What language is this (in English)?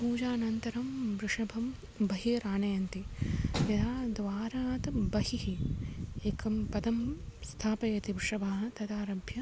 Sanskrit